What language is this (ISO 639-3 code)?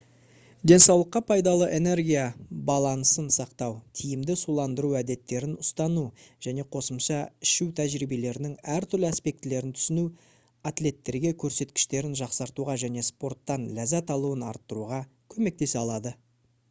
kaz